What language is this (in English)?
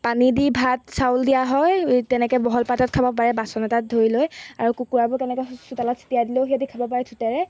Assamese